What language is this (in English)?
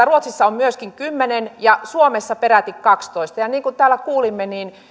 Finnish